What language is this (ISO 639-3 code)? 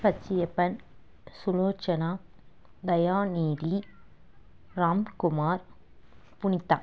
tam